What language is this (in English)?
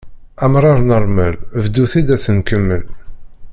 Kabyle